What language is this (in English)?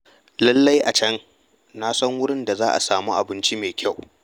Hausa